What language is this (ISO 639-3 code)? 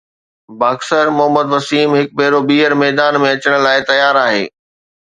snd